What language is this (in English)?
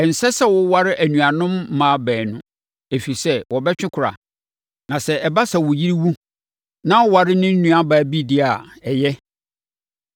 Akan